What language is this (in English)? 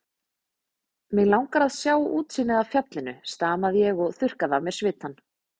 Icelandic